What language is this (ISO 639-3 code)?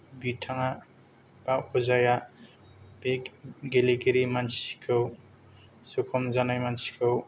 brx